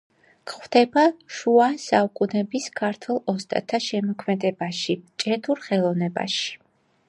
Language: Georgian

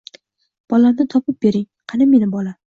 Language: Uzbek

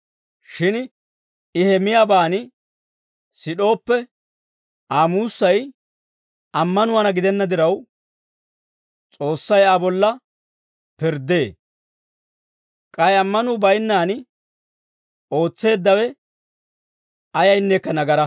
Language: Dawro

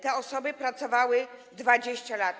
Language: Polish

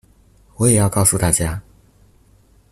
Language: Chinese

